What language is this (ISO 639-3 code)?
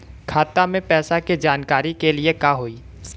bho